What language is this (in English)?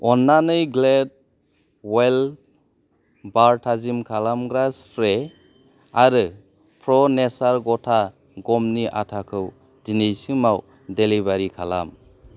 Bodo